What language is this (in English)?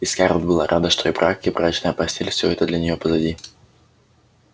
Russian